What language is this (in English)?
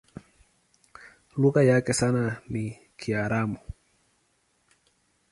Swahili